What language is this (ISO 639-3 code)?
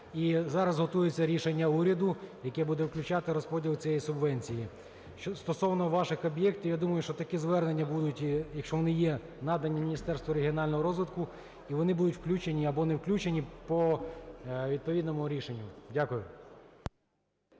ukr